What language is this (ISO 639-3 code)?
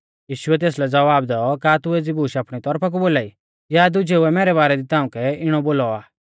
bfz